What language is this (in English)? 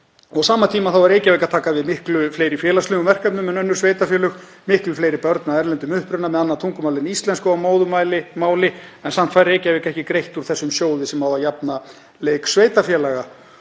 Icelandic